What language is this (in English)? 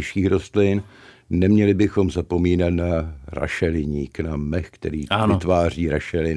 Czech